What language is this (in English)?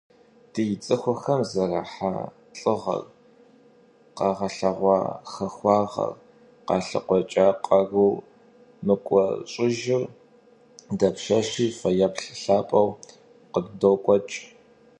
Kabardian